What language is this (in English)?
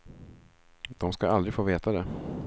Swedish